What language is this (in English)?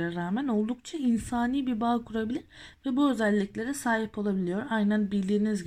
Turkish